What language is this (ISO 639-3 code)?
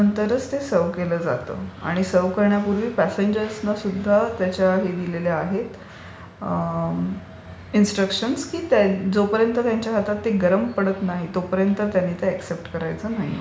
mar